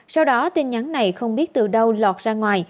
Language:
Vietnamese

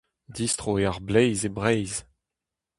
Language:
Breton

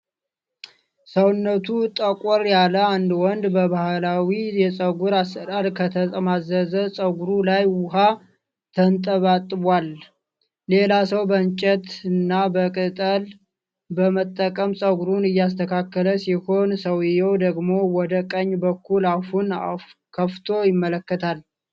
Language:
Amharic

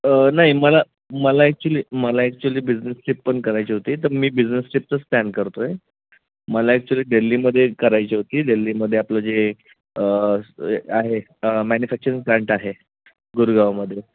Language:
Marathi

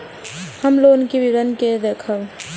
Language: Maithili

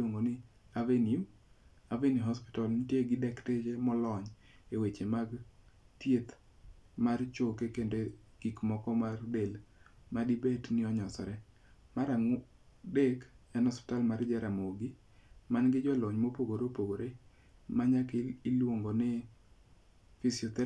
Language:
Luo (Kenya and Tanzania)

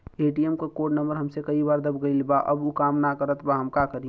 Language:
Bhojpuri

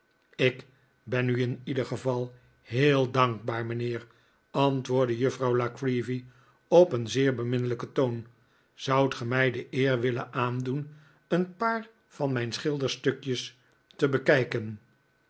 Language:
Dutch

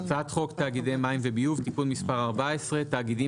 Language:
Hebrew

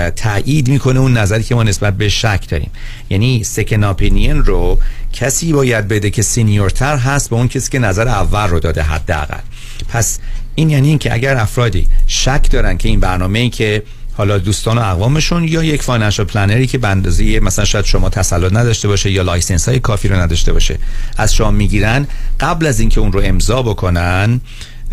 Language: Persian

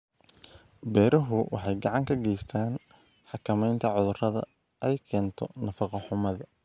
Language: Somali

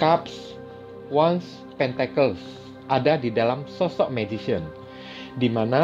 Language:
Indonesian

